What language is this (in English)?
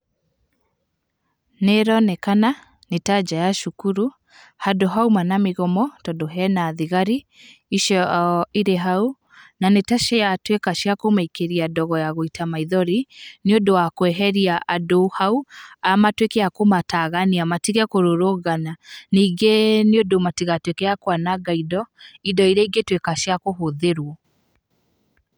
Kikuyu